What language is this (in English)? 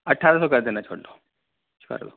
Urdu